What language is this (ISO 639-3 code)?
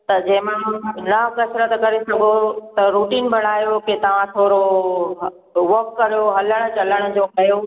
snd